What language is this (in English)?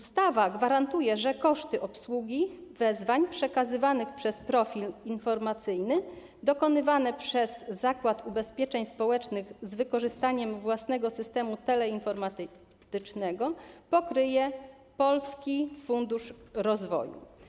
Polish